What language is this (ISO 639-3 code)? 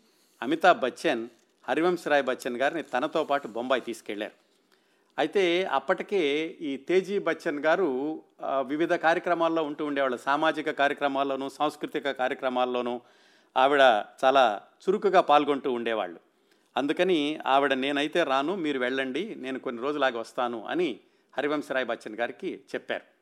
tel